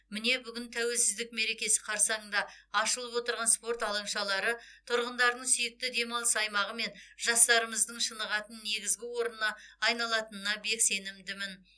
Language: Kazakh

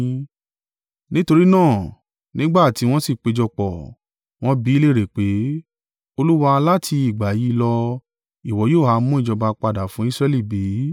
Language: Yoruba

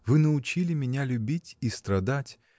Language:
Russian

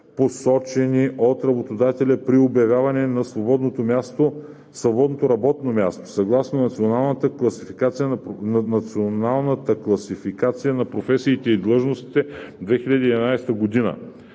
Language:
Bulgarian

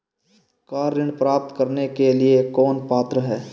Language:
Hindi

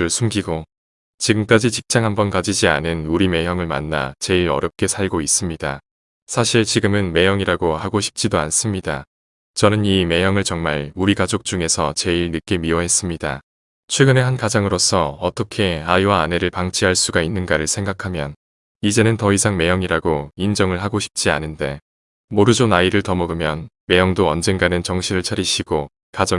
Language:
Korean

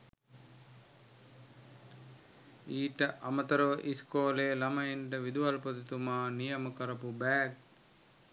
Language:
Sinhala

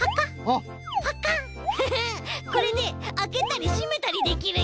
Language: Japanese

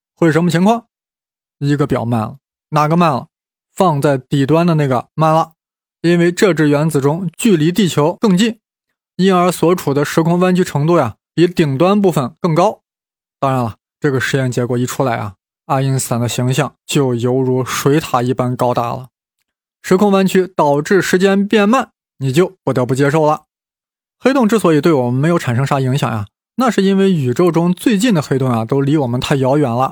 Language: Chinese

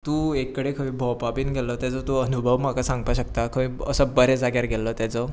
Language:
Konkani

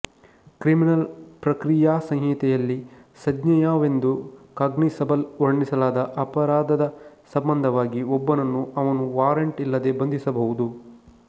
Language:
Kannada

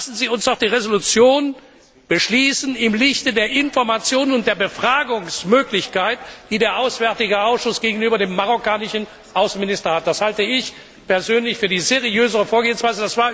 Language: German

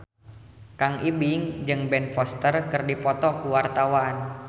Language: Sundanese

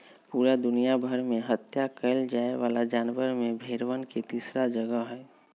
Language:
Magahi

